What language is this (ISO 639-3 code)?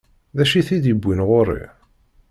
kab